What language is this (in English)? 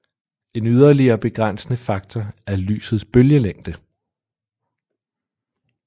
Danish